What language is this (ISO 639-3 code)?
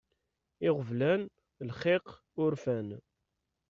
kab